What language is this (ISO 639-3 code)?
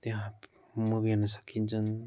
nep